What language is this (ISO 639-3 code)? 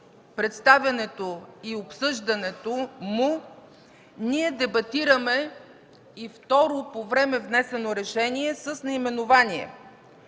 bul